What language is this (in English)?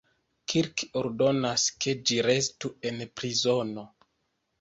Esperanto